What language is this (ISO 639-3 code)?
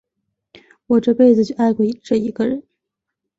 zho